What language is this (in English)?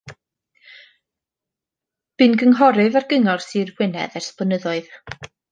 Welsh